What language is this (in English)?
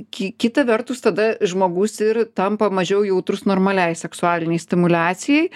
Lithuanian